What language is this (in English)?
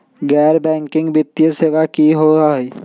Magahi